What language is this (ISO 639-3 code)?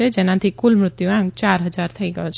guj